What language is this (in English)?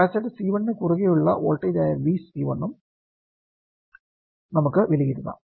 Malayalam